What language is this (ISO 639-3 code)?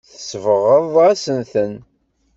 kab